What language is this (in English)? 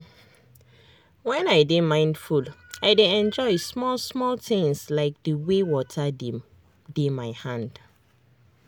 Nigerian Pidgin